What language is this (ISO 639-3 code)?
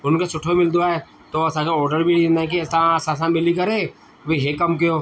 snd